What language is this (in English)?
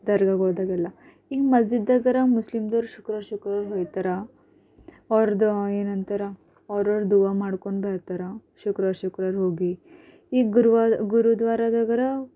Kannada